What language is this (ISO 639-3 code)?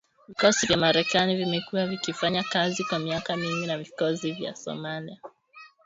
swa